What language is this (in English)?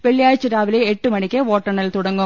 Malayalam